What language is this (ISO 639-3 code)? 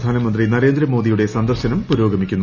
mal